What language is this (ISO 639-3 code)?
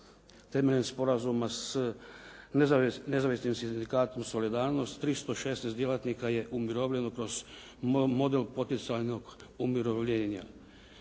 hrv